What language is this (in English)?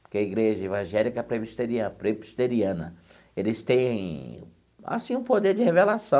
Portuguese